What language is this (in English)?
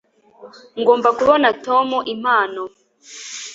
Kinyarwanda